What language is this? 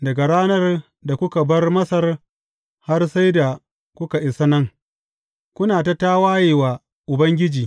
Hausa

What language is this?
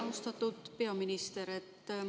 Estonian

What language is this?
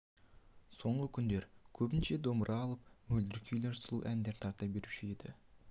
Kazakh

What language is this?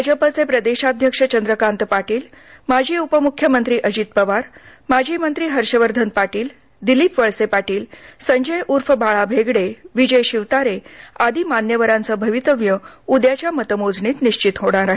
Marathi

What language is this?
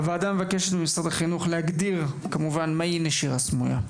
Hebrew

